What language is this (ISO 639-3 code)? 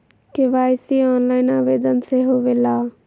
mag